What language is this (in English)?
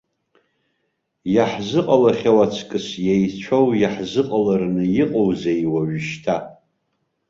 Abkhazian